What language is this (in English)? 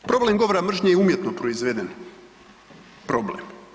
Croatian